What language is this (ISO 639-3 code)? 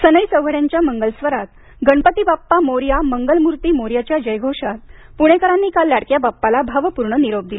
mar